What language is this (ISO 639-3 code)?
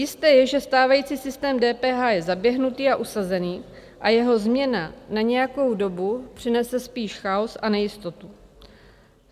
ces